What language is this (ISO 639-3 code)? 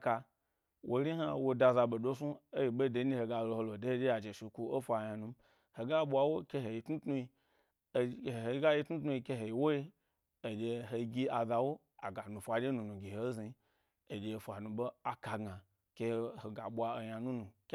gby